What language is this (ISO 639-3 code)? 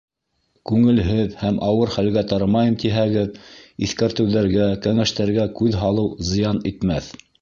bak